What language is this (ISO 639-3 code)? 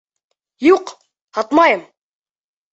bak